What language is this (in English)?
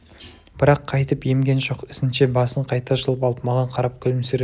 Kazakh